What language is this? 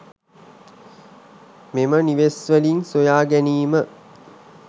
Sinhala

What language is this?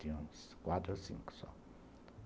Portuguese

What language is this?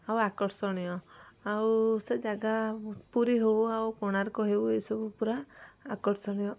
Odia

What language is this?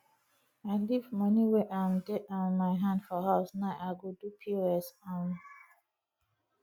Nigerian Pidgin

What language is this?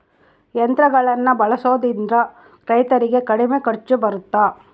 Kannada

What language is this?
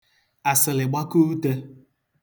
Igbo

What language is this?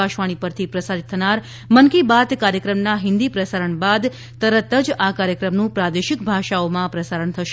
Gujarati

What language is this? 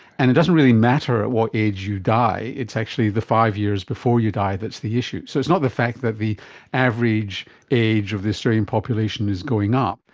English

